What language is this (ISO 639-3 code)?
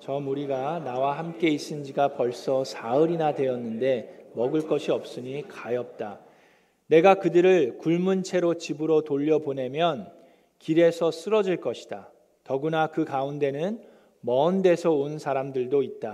kor